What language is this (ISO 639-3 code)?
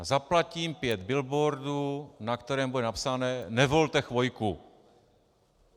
ces